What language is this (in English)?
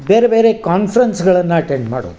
Kannada